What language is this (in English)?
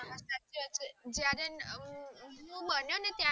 Gujarati